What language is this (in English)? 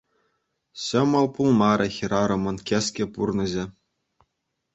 Chuvash